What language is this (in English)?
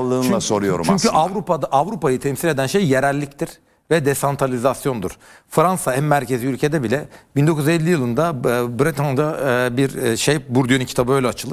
Turkish